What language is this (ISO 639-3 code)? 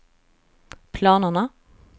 swe